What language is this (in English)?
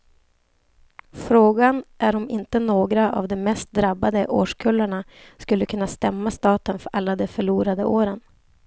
Swedish